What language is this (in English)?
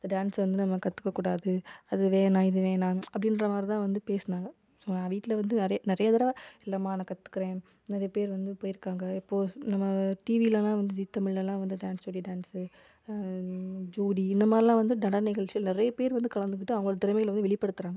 Tamil